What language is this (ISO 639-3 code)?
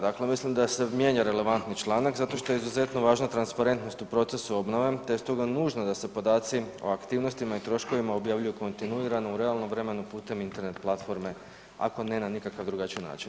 hrv